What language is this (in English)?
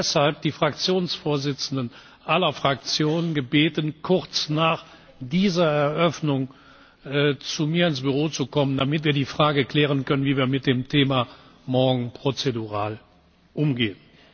German